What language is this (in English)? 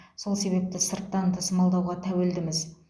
Kazakh